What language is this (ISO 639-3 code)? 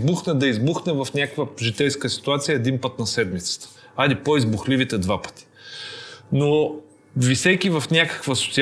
bul